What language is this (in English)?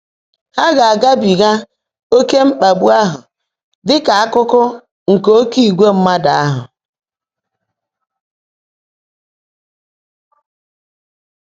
Igbo